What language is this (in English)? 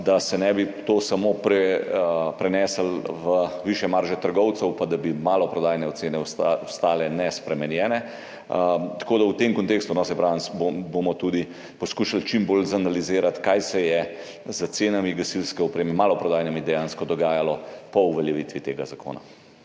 Slovenian